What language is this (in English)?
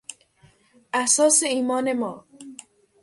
Persian